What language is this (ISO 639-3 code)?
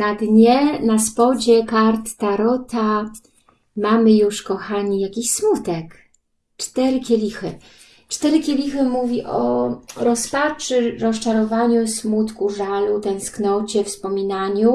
pol